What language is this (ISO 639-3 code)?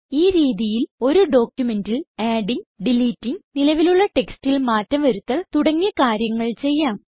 mal